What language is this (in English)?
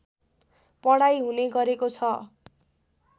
Nepali